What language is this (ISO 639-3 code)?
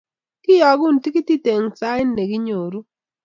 kln